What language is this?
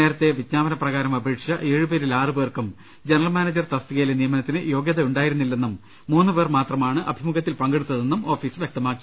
Malayalam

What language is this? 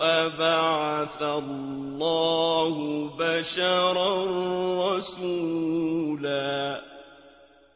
Arabic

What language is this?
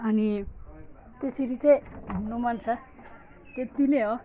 Nepali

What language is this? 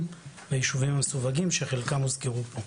Hebrew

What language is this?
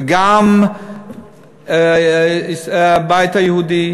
Hebrew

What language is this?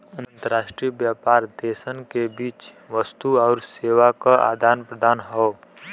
Bhojpuri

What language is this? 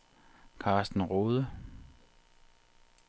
Danish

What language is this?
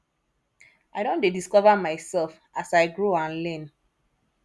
Nigerian Pidgin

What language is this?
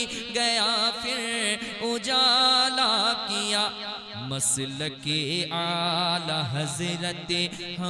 Hindi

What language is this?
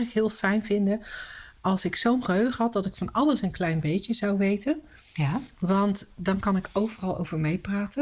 Dutch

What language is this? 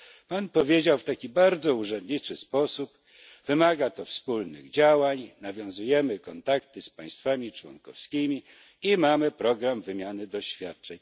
Polish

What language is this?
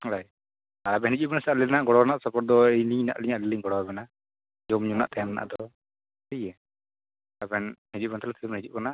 Santali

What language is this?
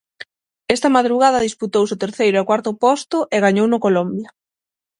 Galician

